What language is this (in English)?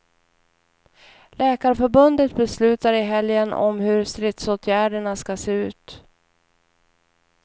Swedish